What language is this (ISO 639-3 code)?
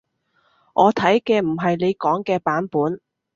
yue